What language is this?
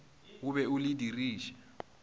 Northern Sotho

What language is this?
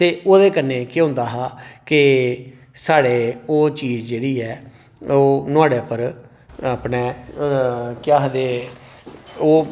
Dogri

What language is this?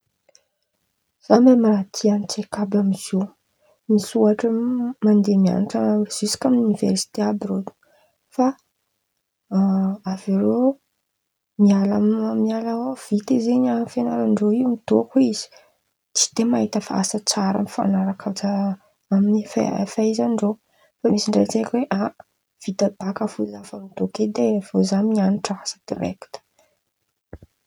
Antankarana Malagasy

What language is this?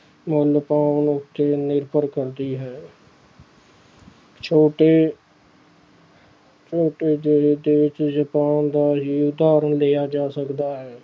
Punjabi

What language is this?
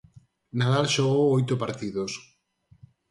Galician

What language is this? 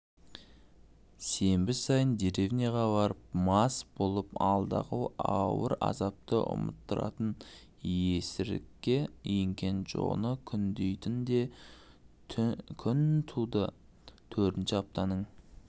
Kazakh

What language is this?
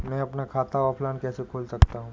Hindi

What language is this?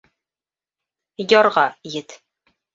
Bashkir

